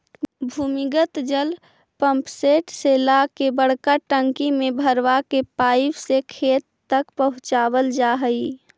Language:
Magahi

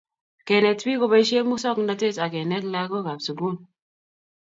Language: Kalenjin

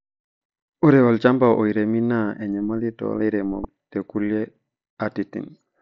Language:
Masai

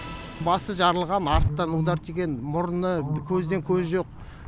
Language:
Kazakh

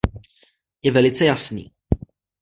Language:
Czech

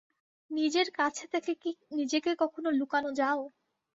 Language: Bangla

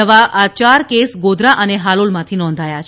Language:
Gujarati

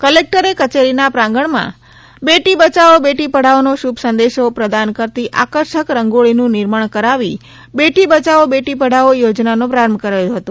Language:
Gujarati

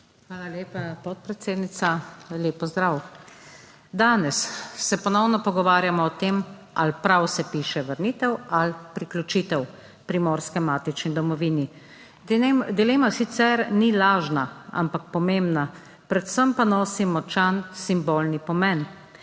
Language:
Slovenian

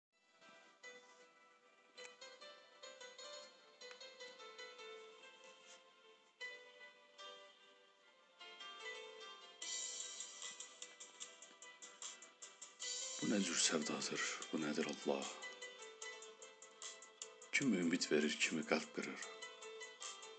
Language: Turkish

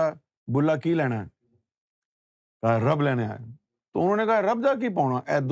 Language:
Urdu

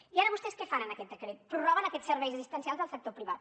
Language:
Catalan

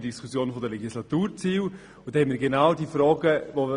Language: Swiss German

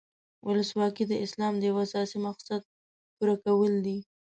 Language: Pashto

